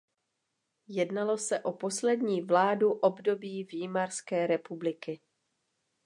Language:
Czech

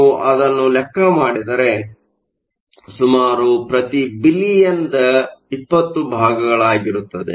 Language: Kannada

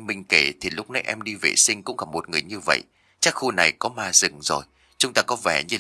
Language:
Vietnamese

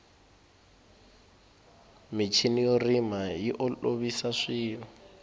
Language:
Tsonga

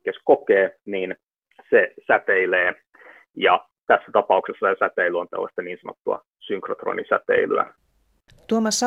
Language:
Finnish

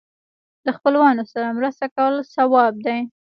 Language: Pashto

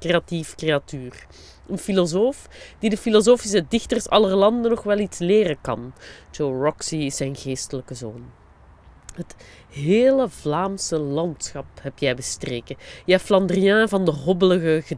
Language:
Dutch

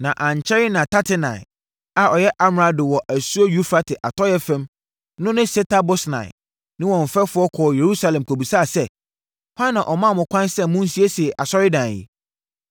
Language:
Akan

